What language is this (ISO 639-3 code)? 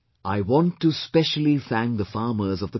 eng